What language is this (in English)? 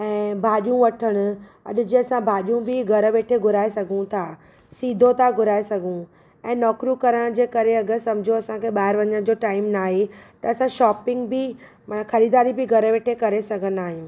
Sindhi